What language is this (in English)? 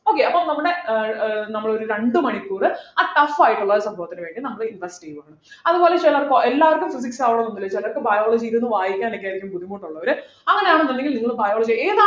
Malayalam